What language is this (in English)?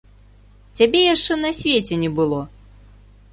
Belarusian